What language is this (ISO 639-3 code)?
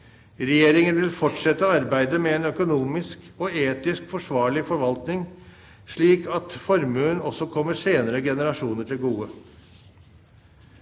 nor